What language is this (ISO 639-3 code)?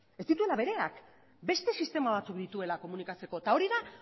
eus